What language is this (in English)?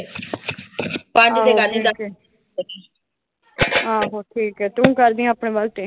Punjabi